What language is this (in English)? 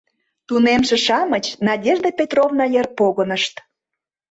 Mari